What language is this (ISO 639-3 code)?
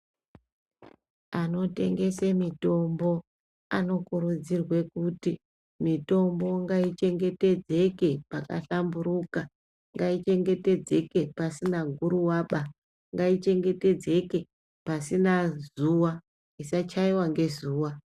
ndc